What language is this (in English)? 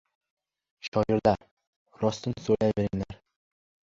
Uzbek